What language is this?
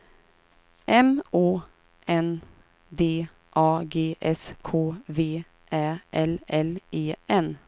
Swedish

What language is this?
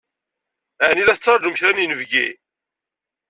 Kabyle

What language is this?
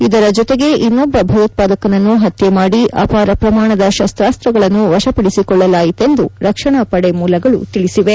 Kannada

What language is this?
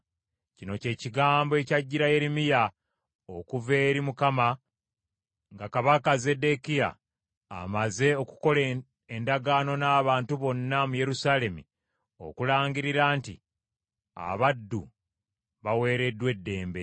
Ganda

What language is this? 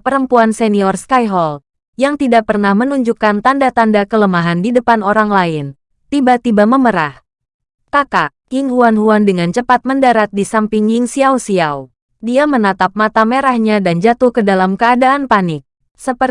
Indonesian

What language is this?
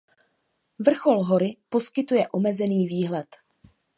Czech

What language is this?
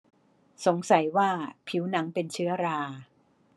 Thai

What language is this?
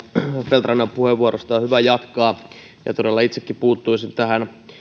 Finnish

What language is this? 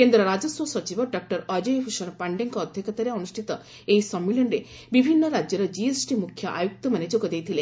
Odia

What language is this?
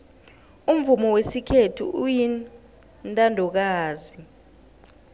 South Ndebele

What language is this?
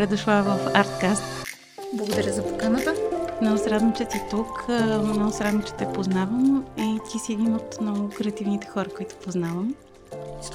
Bulgarian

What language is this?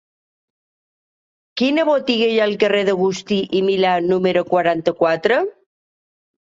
Catalan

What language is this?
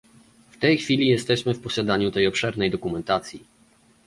Polish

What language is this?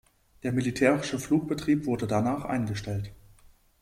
German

